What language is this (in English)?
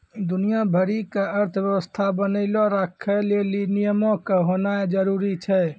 Maithili